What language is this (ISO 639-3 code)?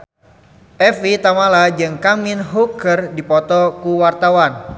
sun